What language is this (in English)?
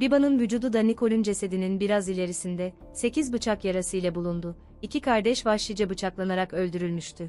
Turkish